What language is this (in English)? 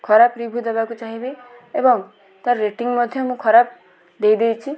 Odia